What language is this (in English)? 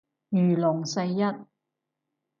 Cantonese